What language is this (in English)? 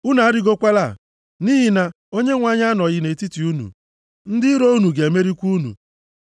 Igbo